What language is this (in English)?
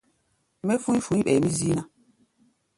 Gbaya